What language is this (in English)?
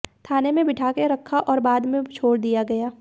Hindi